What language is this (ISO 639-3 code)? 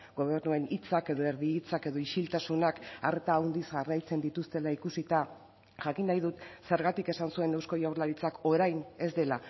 eus